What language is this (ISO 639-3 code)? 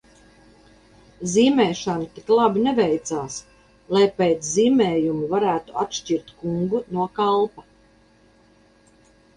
lav